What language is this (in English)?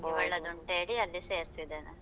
Kannada